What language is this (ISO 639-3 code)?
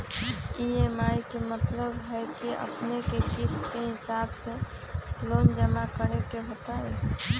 mag